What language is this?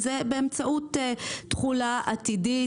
Hebrew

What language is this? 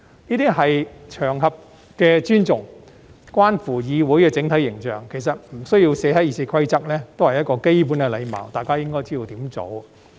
Cantonese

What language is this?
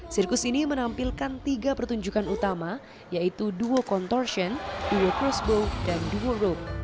Indonesian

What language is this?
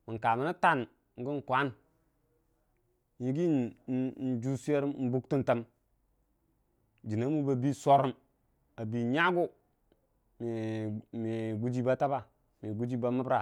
Dijim-Bwilim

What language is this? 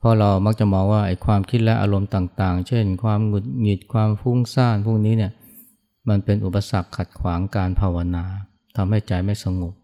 Thai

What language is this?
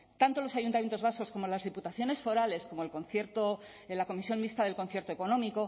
Spanish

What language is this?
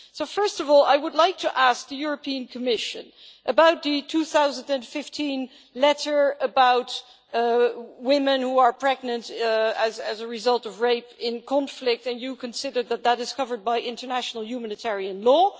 English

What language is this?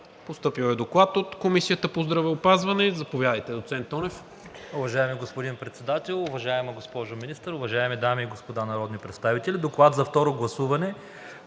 Bulgarian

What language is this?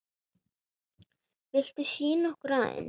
Icelandic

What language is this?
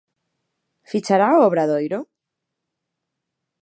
Galician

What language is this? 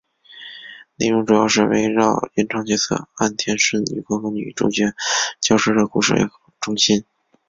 Chinese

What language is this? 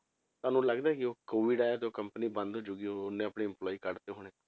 Punjabi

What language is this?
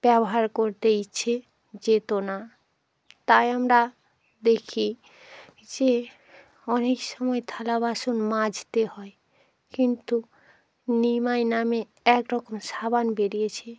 Bangla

